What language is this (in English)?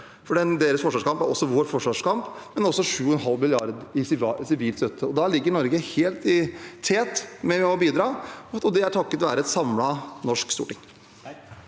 Norwegian